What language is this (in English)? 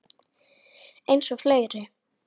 Icelandic